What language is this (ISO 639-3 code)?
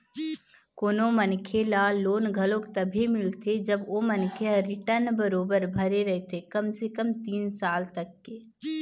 hne